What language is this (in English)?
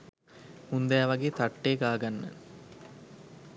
Sinhala